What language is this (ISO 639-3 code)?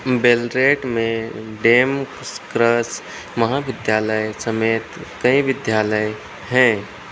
hin